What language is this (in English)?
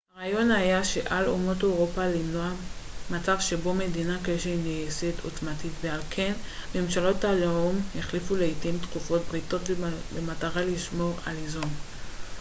Hebrew